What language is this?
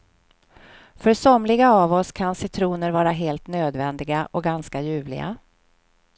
Swedish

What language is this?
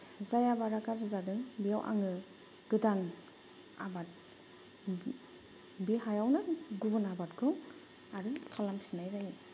Bodo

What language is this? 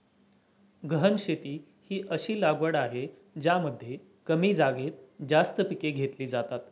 Marathi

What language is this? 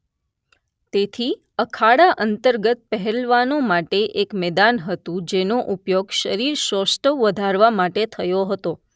Gujarati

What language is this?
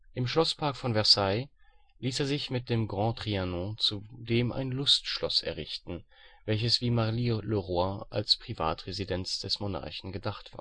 German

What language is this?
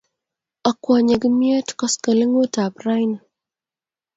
Kalenjin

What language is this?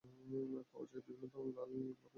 Bangla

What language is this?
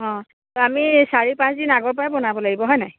Assamese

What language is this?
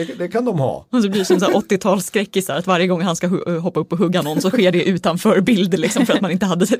Swedish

